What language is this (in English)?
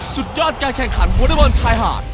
Thai